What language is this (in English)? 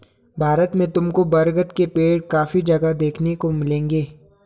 Hindi